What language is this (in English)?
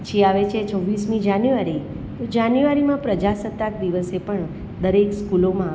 Gujarati